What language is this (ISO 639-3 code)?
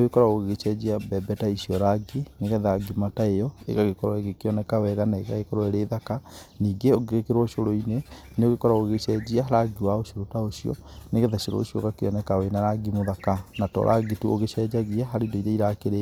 kik